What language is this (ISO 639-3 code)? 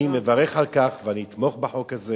heb